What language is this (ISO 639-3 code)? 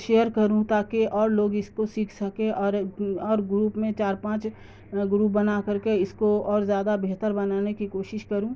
urd